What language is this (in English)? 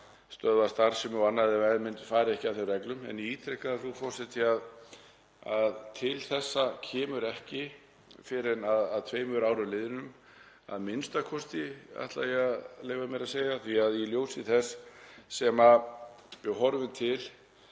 Icelandic